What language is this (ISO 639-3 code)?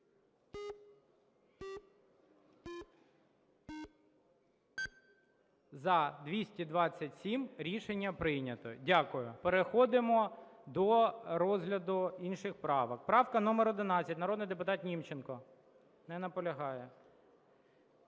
ukr